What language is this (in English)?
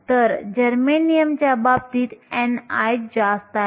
Marathi